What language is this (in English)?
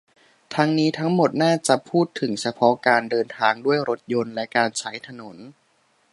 Thai